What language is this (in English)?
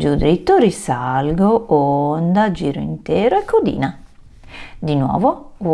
Italian